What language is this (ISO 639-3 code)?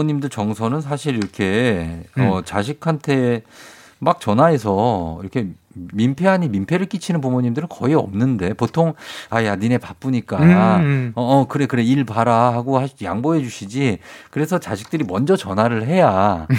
kor